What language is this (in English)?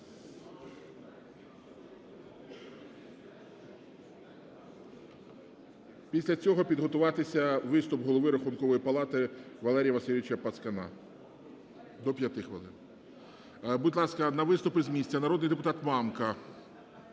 Ukrainian